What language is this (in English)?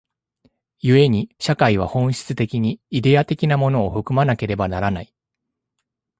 Japanese